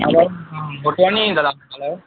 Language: Sindhi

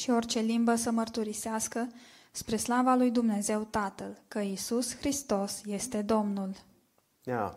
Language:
Romanian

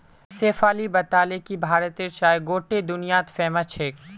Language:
Magahi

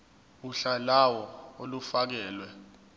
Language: Zulu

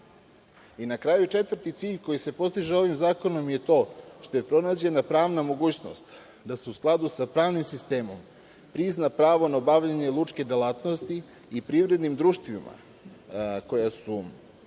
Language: Serbian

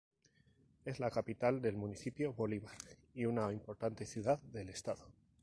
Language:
Spanish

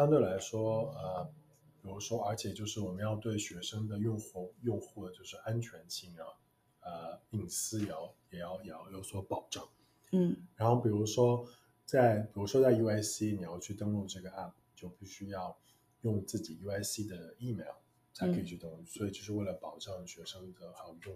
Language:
Chinese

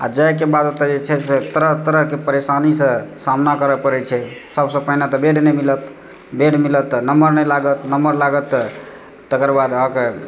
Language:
Maithili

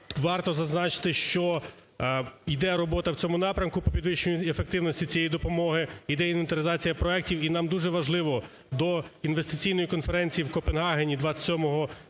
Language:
Ukrainian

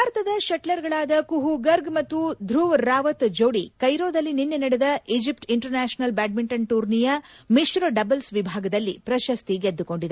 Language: Kannada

